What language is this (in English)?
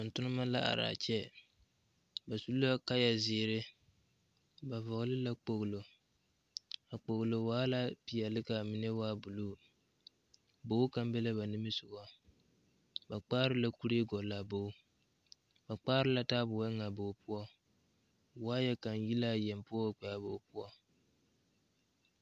Southern Dagaare